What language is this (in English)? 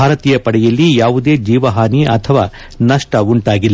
Kannada